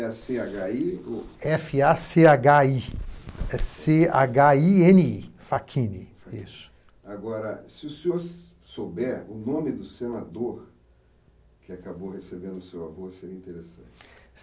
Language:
Portuguese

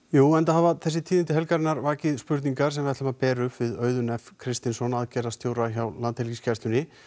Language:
Icelandic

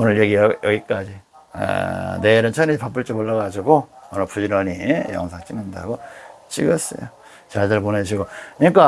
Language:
Korean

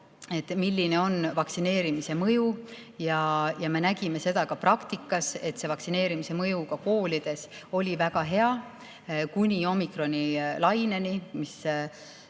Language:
Estonian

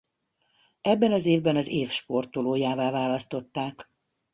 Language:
Hungarian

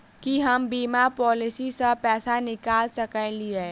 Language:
Maithili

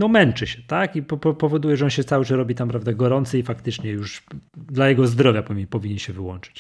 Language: Polish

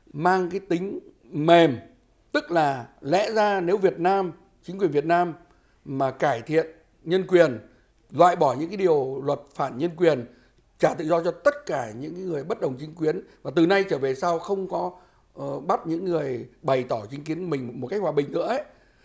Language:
Vietnamese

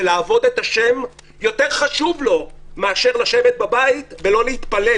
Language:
Hebrew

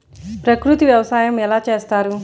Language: Telugu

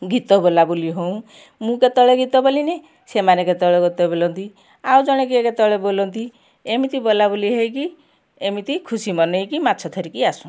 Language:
Odia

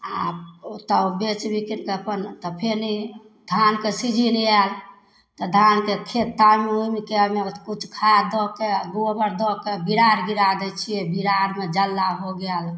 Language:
Maithili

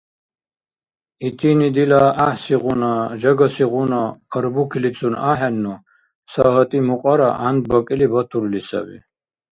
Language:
Dargwa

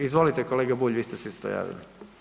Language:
Croatian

